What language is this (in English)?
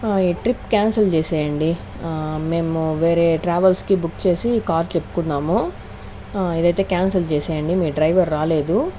Telugu